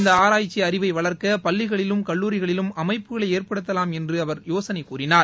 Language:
Tamil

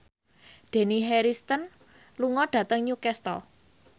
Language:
Javanese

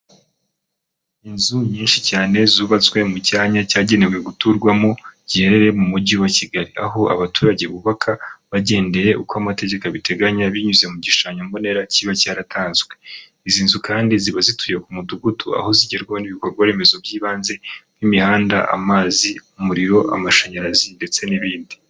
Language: Kinyarwanda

